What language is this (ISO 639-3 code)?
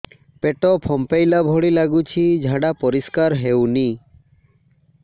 ori